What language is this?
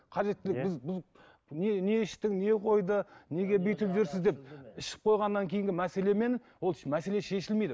Kazakh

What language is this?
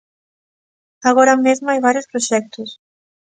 Galician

